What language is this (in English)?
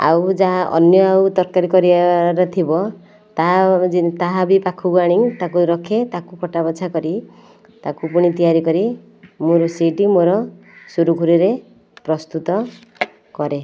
Odia